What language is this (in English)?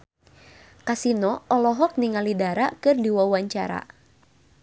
Sundanese